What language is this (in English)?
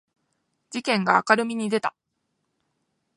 Japanese